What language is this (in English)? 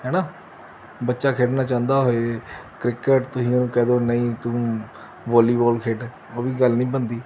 Punjabi